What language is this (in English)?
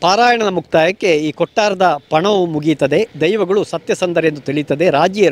Kannada